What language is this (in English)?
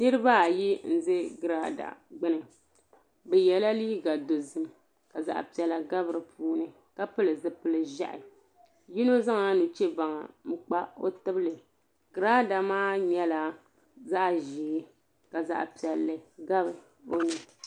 Dagbani